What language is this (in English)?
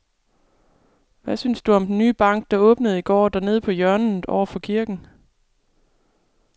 Danish